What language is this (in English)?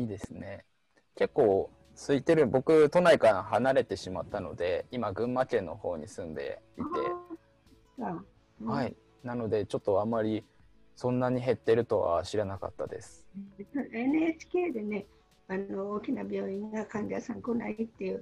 Japanese